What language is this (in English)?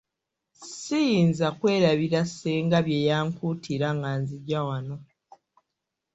Ganda